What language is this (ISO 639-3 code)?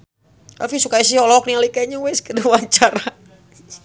sun